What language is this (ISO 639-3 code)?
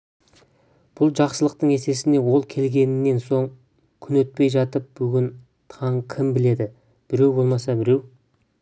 kaz